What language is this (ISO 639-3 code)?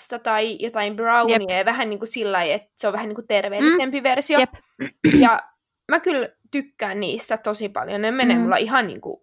fin